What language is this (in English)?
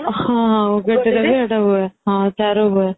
Odia